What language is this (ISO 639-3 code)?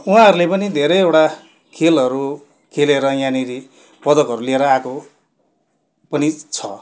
nep